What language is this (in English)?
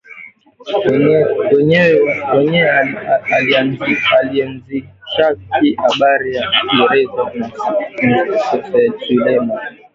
Swahili